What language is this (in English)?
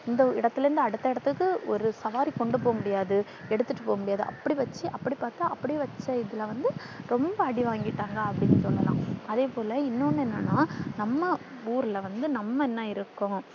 Tamil